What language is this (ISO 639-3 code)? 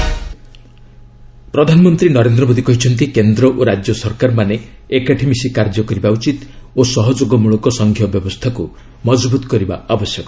ori